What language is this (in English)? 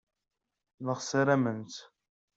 Kabyle